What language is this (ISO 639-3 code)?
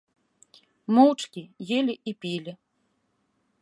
bel